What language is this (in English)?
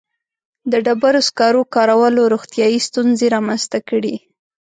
Pashto